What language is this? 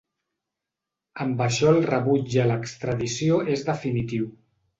Catalan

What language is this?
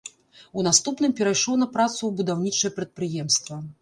Belarusian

